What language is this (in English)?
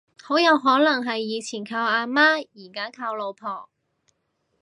Cantonese